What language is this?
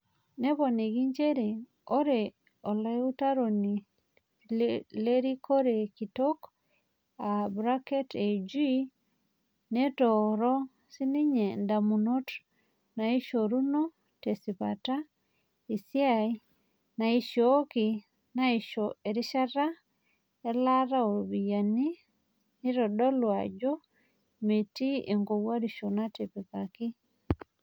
Masai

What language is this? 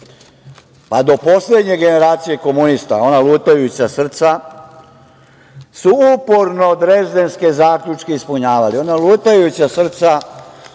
Serbian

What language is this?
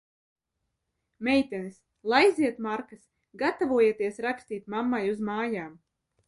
Latvian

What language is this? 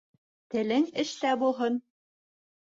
Bashkir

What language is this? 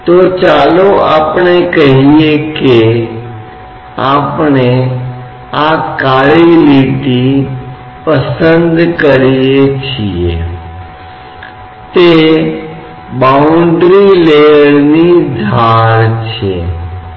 Hindi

